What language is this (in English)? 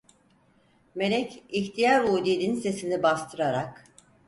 Turkish